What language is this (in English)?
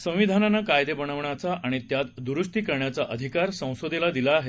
Marathi